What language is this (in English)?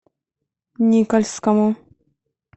Russian